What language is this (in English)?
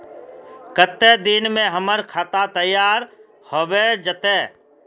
Magahi